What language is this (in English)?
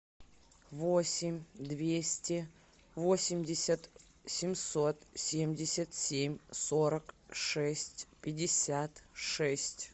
Russian